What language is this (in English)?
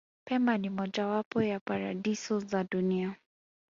Swahili